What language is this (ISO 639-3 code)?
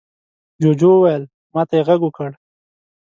pus